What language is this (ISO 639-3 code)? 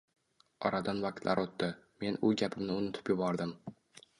uzb